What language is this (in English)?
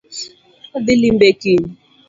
Luo (Kenya and Tanzania)